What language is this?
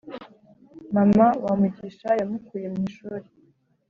Kinyarwanda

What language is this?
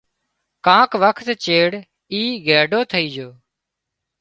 Wadiyara Koli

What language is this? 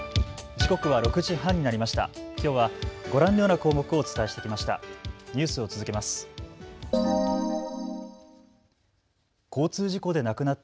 Japanese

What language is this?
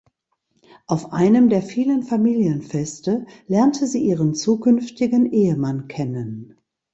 German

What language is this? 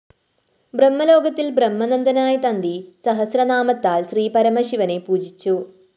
Malayalam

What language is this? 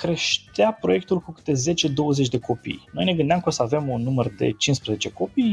Romanian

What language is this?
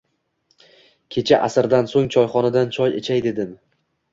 Uzbek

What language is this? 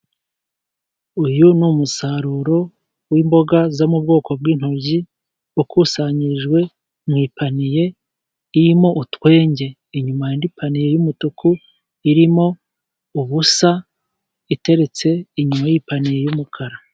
Kinyarwanda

